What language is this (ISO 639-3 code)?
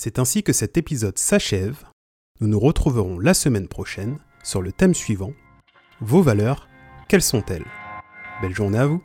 fra